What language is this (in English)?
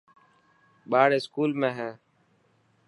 Dhatki